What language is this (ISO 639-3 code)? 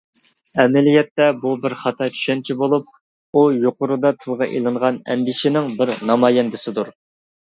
uig